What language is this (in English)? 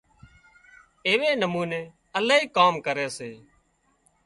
Wadiyara Koli